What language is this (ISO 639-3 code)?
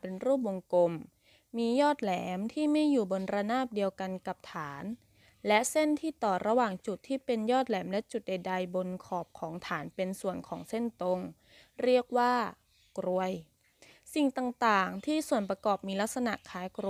tha